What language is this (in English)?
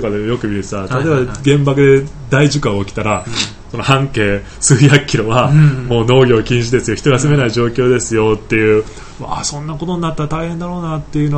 Japanese